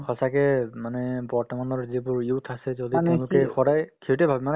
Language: Assamese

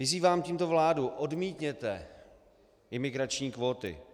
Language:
Czech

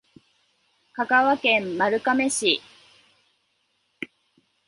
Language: Japanese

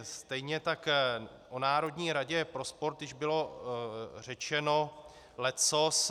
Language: Czech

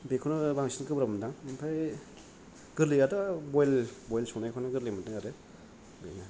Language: Bodo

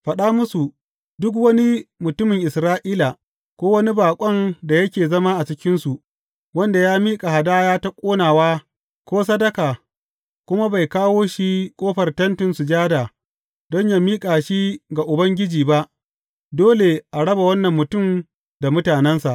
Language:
Hausa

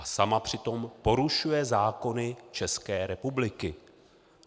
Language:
Czech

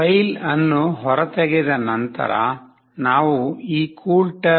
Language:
Kannada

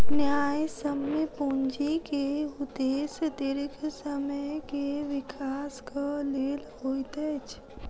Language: Maithili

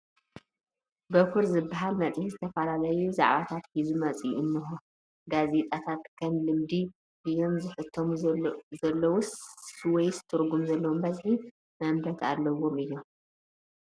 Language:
Tigrinya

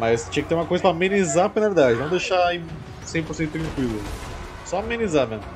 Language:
Portuguese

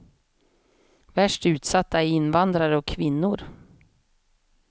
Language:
Swedish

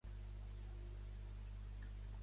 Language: Catalan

